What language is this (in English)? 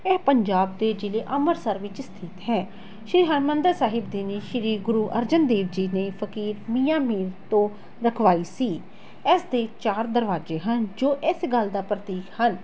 Punjabi